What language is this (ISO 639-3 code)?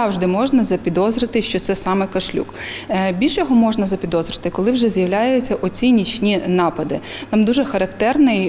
ukr